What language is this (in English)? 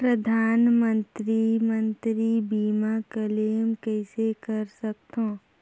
Chhattisgarhi